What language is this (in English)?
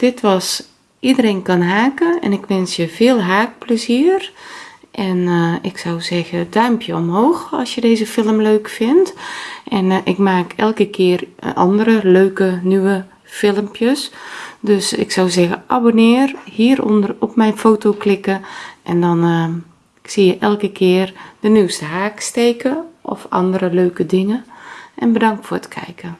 Dutch